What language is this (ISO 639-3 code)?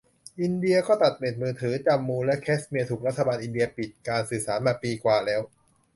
tha